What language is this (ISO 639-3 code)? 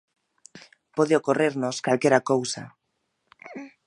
glg